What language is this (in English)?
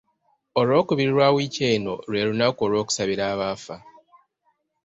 Ganda